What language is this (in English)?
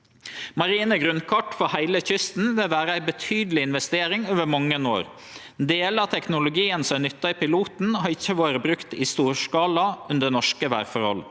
Norwegian